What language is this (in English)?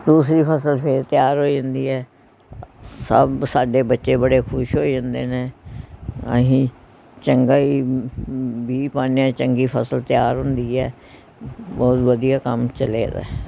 Punjabi